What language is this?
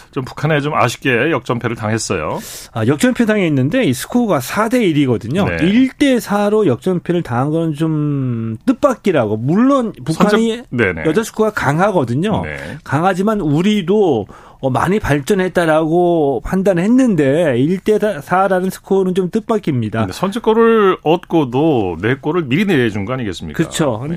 Korean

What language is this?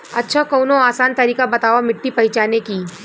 Bhojpuri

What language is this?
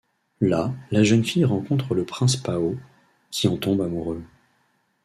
French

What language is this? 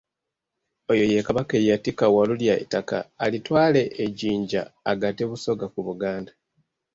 Ganda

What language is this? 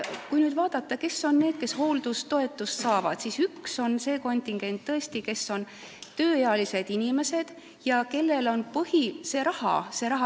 Estonian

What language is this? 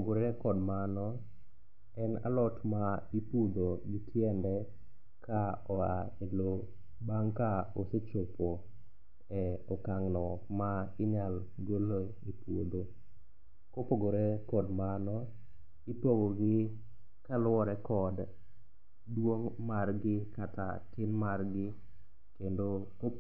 Luo (Kenya and Tanzania)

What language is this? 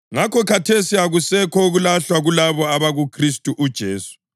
North Ndebele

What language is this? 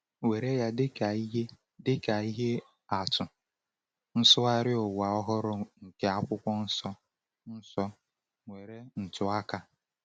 Igbo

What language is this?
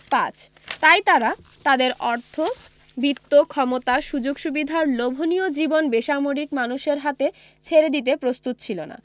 Bangla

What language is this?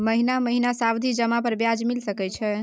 Maithili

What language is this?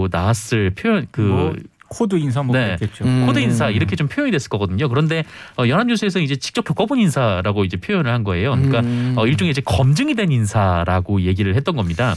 Korean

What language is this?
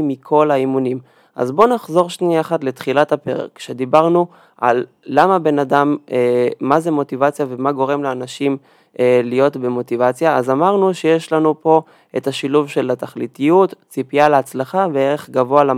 Hebrew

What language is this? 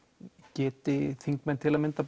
Icelandic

